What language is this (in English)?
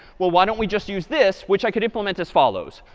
English